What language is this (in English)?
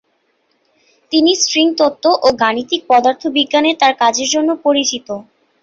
Bangla